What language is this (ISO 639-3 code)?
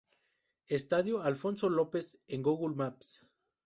spa